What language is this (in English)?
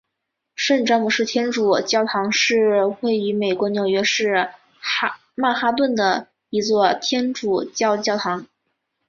Chinese